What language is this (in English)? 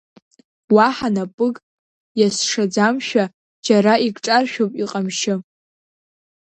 Abkhazian